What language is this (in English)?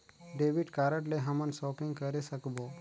Chhattisgarhi